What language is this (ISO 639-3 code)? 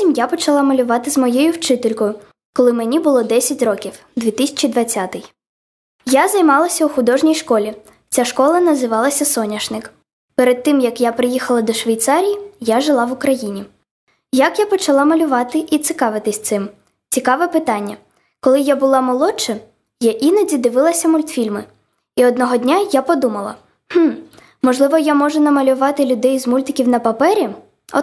ukr